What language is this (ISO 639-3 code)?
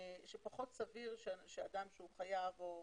heb